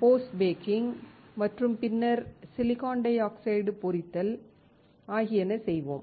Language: Tamil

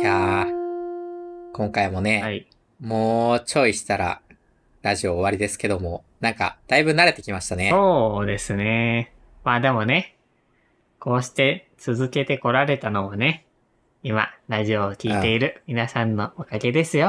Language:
Japanese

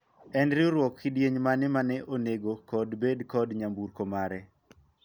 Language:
Luo (Kenya and Tanzania)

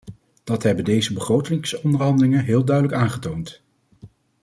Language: Dutch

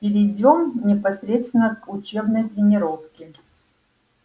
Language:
Russian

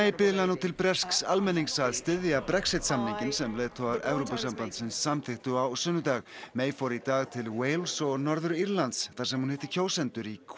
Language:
Icelandic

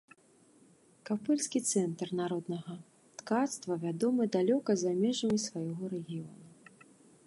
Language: Belarusian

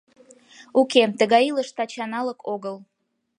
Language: Mari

